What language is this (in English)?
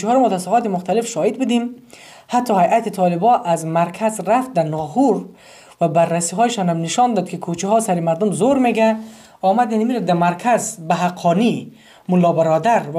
Persian